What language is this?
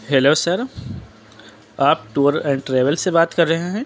Urdu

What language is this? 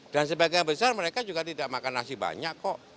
Indonesian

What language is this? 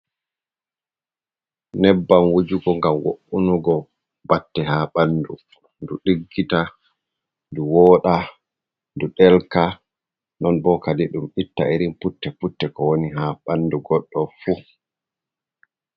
Fula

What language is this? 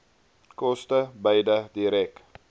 Afrikaans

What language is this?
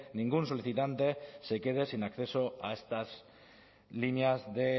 Spanish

